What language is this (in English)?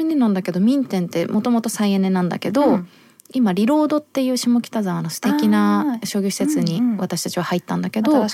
Japanese